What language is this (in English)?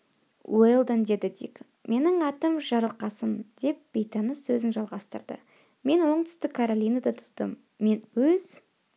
Kazakh